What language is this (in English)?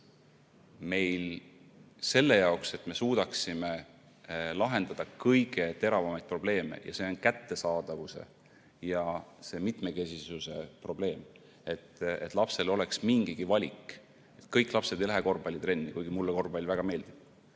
Estonian